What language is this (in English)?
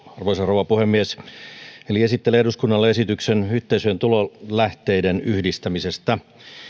Finnish